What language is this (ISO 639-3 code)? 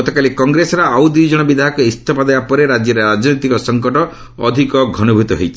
ori